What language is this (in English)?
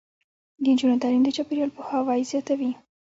Pashto